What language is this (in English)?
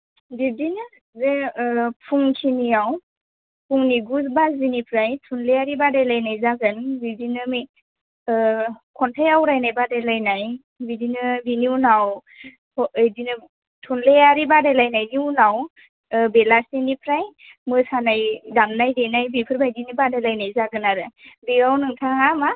Bodo